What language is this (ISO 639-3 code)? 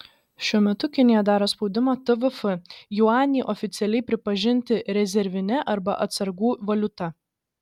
lit